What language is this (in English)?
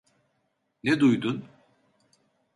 Turkish